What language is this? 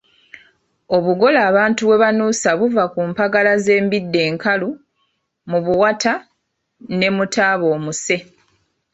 Ganda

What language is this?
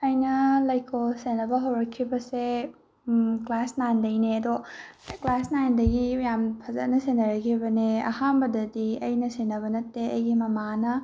Manipuri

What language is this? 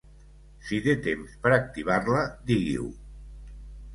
Catalan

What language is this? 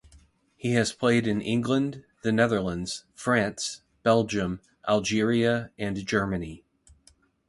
English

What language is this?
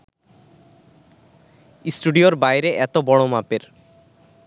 Bangla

